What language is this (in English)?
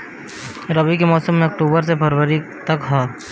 Bhojpuri